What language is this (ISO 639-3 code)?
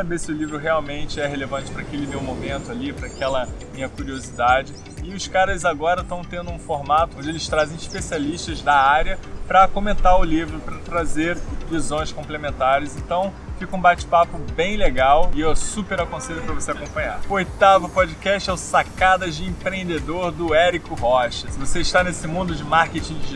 por